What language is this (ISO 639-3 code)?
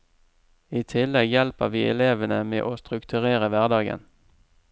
nor